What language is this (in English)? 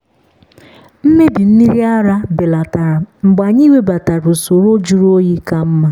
Igbo